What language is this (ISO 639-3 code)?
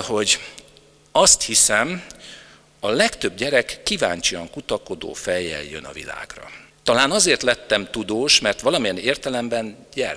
hun